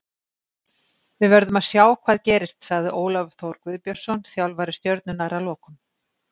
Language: Icelandic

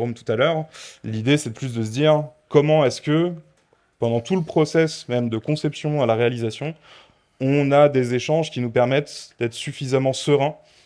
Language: French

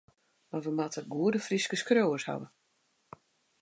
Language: Western Frisian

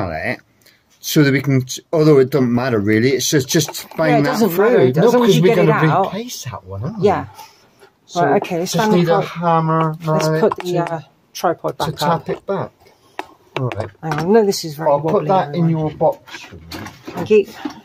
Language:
English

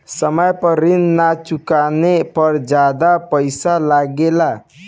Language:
Bhojpuri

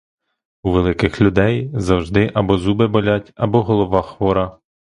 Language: Ukrainian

